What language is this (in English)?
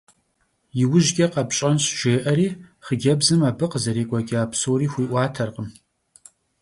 Kabardian